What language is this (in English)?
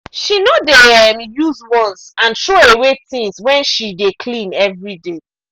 Nigerian Pidgin